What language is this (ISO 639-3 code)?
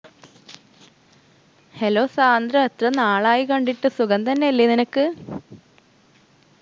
mal